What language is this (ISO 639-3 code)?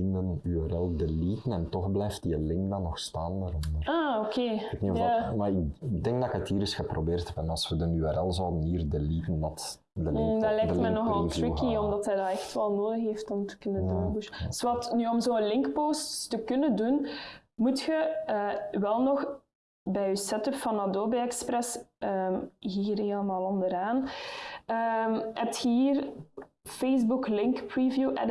nld